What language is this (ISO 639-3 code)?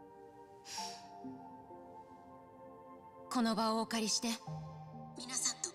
jpn